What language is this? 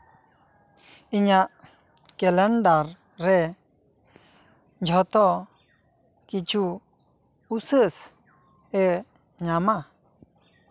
Santali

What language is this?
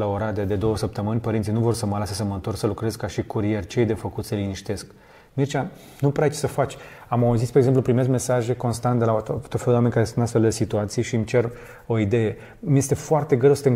Romanian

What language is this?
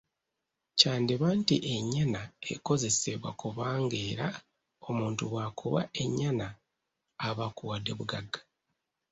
Ganda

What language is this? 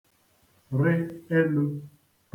Igbo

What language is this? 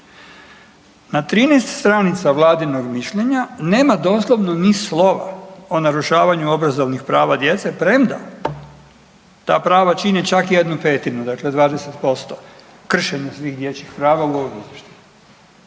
Croatian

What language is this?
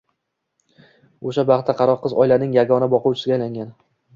Uzbek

